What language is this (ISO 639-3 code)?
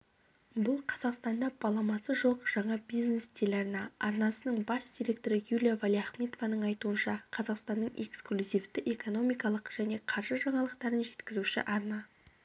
kaz